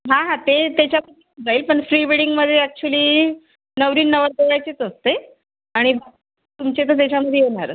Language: Marathi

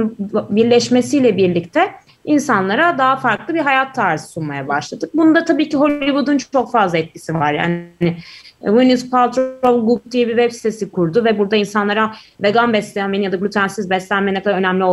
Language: Turkish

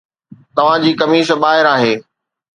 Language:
Sindhi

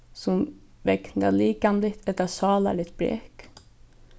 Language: Faroese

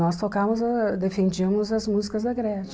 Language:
Portuguese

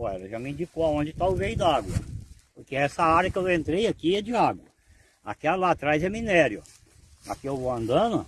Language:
Portuguese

